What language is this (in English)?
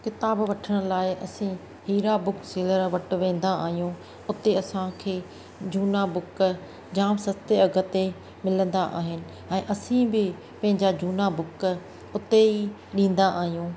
Sindhi